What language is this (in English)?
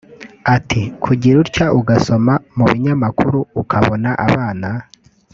Kinyarwanda